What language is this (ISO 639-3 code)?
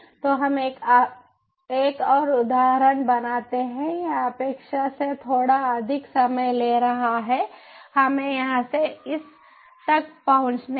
hin